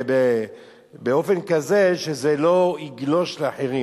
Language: Hebrew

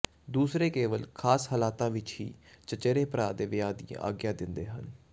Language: Punjabi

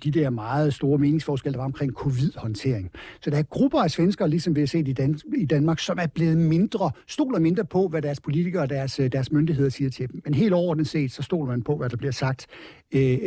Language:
Danish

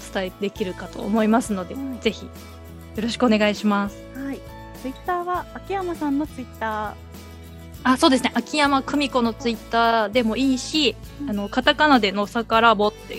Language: Japanese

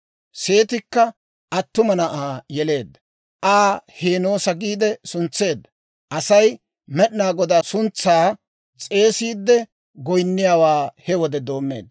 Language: Dawro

